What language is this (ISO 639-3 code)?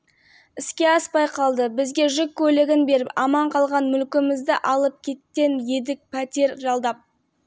kaz